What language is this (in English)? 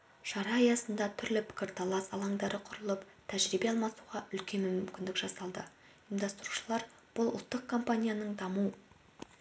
Kazakh